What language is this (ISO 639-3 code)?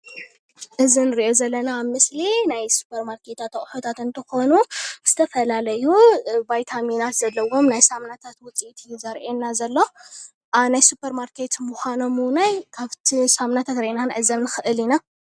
tir